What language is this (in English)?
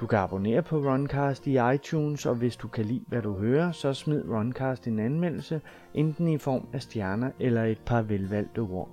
Danish